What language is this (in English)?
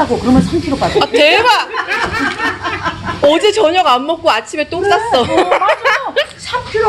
Korean